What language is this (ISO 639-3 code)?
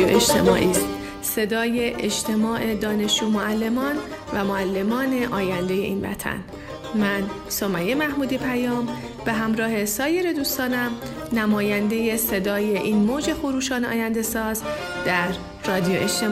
fas